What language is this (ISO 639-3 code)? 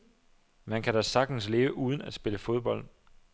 dan